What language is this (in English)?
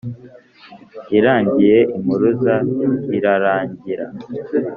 Kinyarwanda